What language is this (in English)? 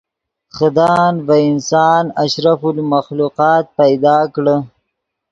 Yidgha